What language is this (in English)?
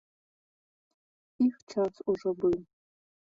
Belarusian